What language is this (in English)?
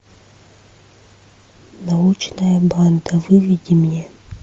Russian